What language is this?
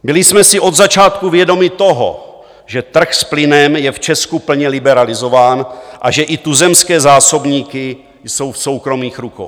Czech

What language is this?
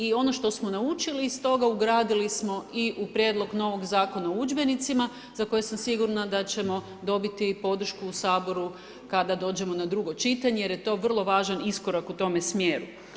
Croatian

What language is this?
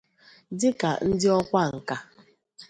Igbo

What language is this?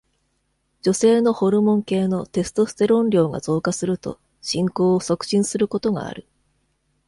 Japanese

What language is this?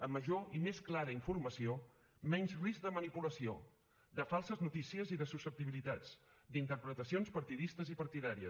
Catalan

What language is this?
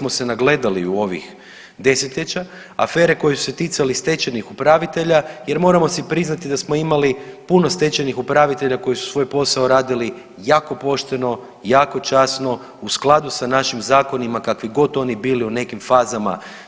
Croatian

